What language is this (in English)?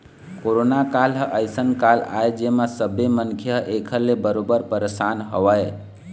Chhattisgarhi